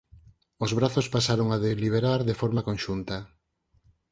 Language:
Galician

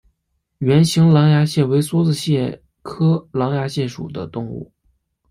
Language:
Chinese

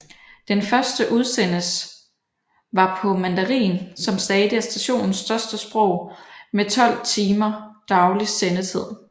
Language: Danish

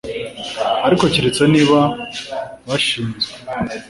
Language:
Kinyarwanda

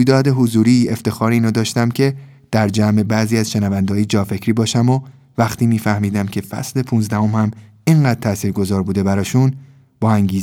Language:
Persian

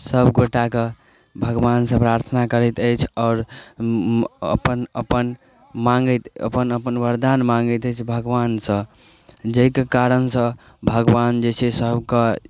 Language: Maithili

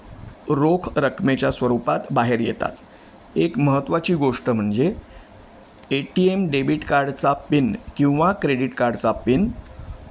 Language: Marathi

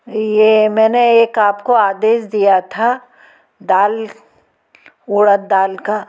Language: Hindi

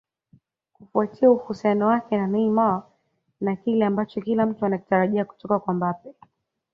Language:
Swahili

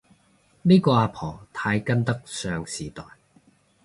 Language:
Cantonese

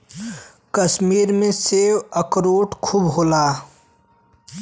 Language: Bhojpuri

